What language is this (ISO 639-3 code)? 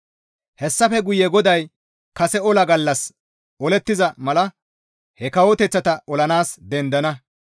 gmv